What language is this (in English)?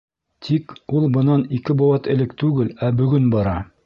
Bashkir